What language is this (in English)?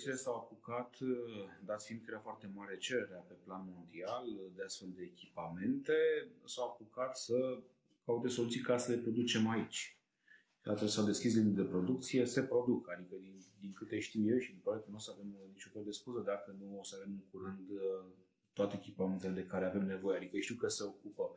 Romanian